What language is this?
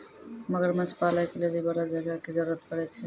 Maithili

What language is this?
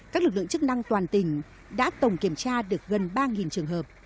Vietnamese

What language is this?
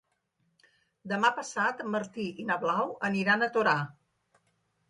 Catalan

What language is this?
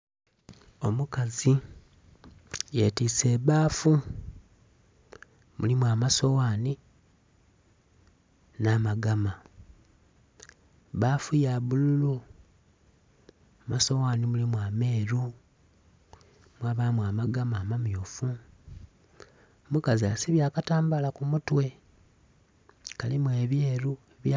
Soga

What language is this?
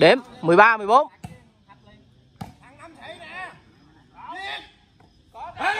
Vietnamese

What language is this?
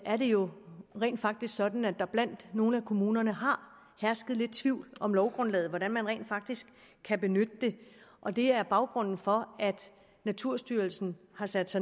Danish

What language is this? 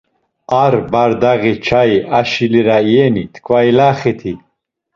Laz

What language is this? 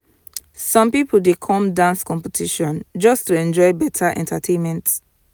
Nigerian Pidgin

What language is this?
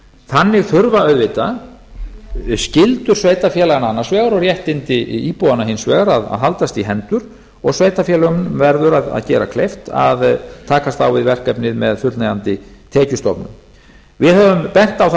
Icelandic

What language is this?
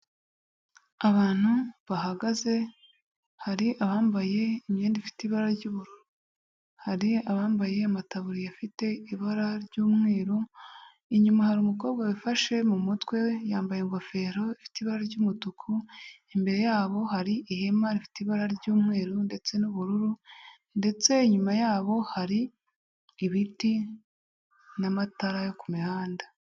Kinyarwanda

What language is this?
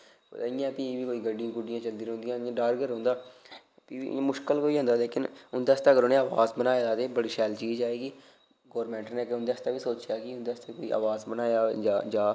Dogri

